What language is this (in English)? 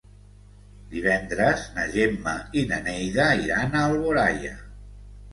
Catalan